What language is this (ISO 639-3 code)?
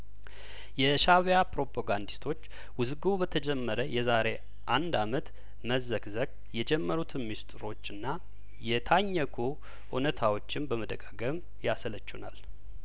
amh